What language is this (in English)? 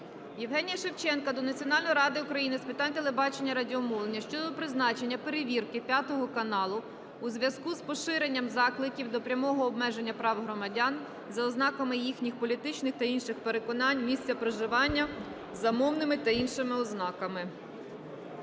Ukrainian